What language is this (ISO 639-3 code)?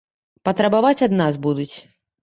bel